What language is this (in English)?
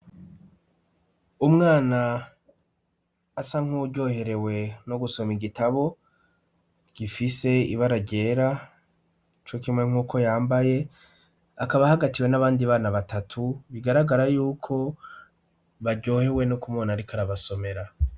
Rundi